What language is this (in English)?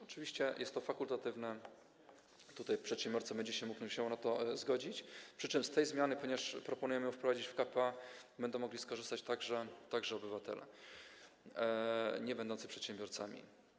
Polish